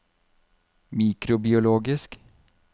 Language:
Norwegian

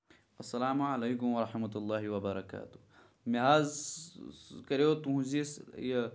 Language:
Kashmiri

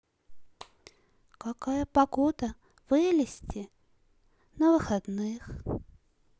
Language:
Russian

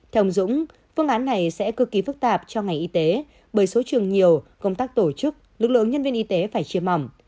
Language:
Vietnamese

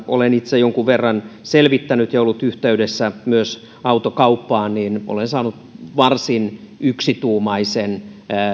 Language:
Finnish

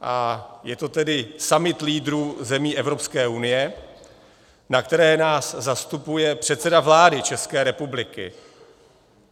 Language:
Czech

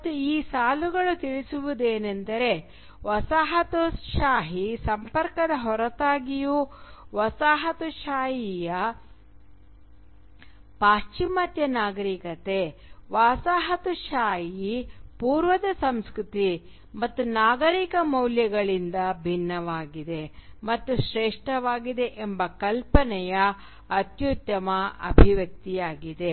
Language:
Kannada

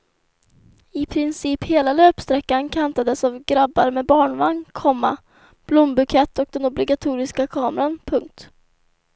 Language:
Swedish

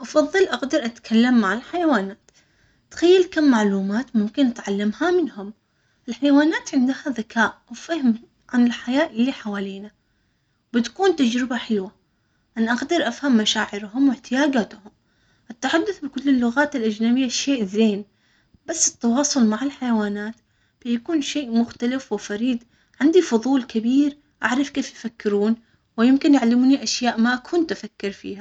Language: Omani Arabic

